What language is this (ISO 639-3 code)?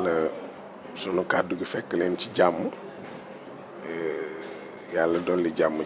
fra